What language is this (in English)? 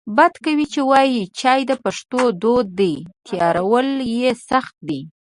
Pashto